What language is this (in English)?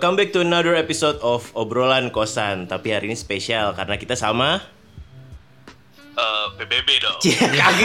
Indonesian